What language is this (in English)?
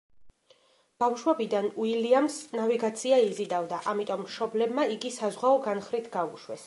Georgian